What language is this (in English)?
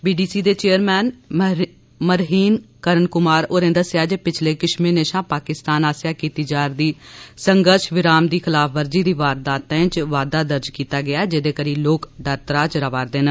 Dogri